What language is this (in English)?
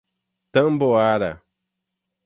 Portuguese